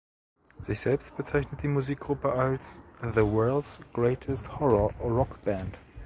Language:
German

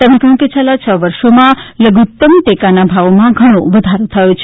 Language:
Gujarati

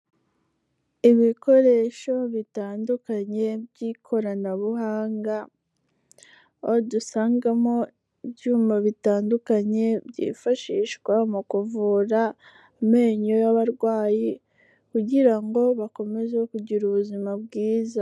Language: Kinyarwanda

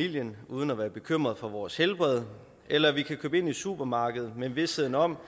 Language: Danish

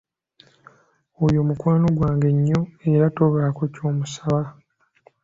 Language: Ganda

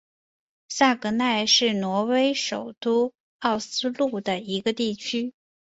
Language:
Chinese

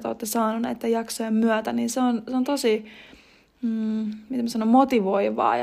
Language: Finnish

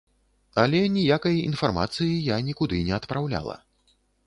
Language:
Belarusian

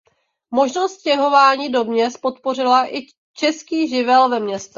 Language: Czech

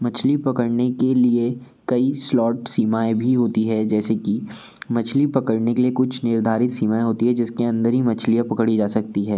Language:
Hindi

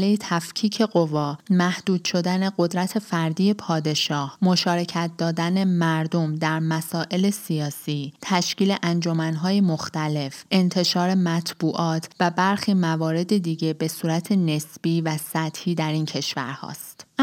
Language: Persian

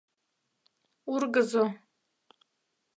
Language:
Mari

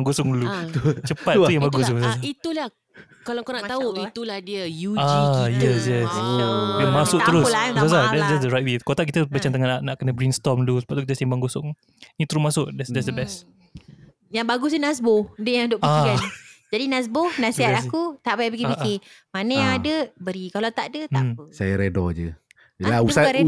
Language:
Malay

